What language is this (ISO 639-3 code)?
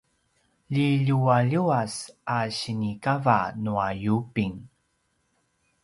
pwn